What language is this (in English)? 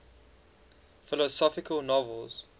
English